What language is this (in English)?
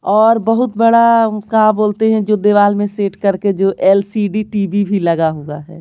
Hindi